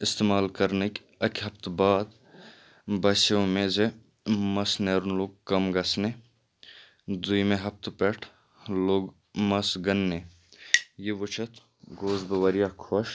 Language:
Kashmiri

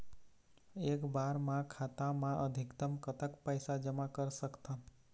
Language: Chhattisgarhi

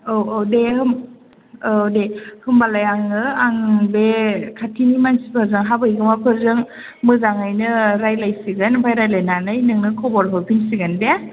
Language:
Bodo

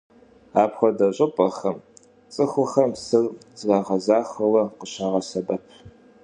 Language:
Kabardian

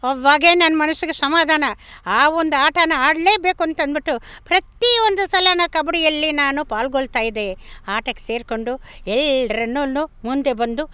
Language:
Kannada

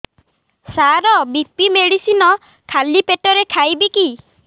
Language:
Odia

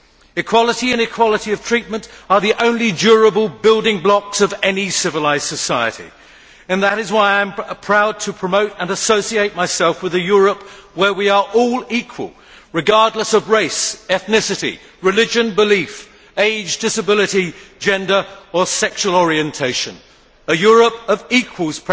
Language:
English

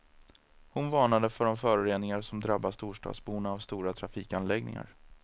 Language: Swedish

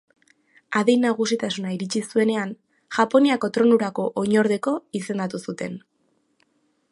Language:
Basque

